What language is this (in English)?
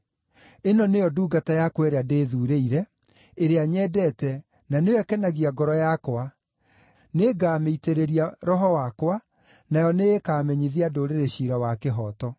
Kikuyu